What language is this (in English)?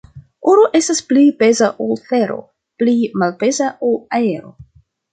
Esperanto